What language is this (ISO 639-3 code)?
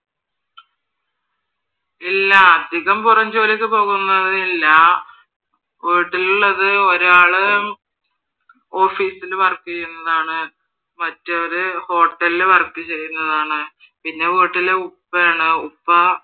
mal